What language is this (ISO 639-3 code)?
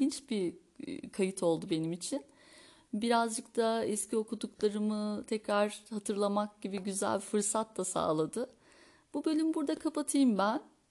tur